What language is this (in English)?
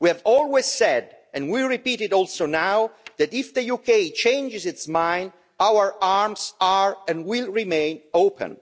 English